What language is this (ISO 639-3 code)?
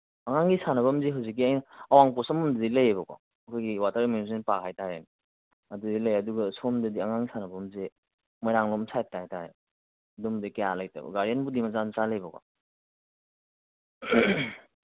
mni